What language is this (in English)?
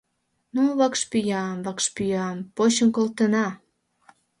Mari